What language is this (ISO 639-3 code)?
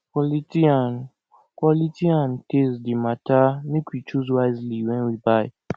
pcm